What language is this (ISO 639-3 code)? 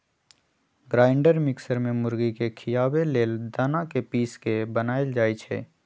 mag